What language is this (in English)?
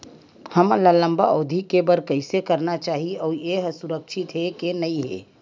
Chhattisgarhi